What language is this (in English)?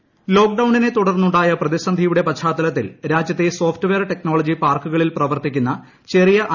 Malayalam